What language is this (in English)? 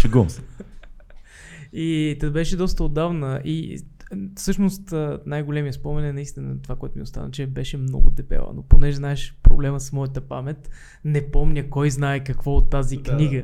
Bulgarian